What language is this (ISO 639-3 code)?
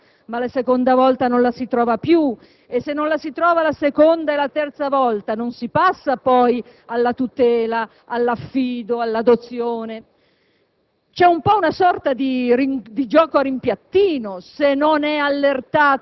ita